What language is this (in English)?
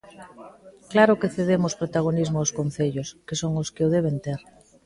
Galician